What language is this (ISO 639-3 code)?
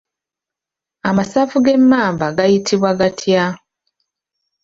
lug